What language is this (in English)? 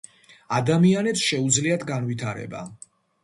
Georgian